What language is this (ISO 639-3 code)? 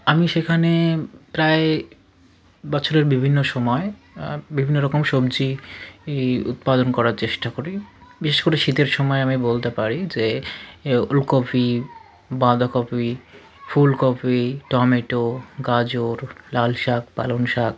ben